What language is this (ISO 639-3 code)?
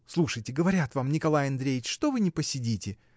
rus